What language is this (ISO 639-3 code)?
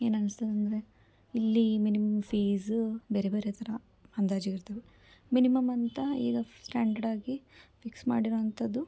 kan